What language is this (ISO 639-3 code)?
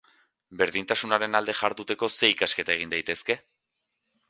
eus